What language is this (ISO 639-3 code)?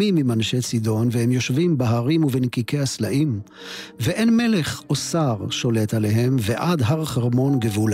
heb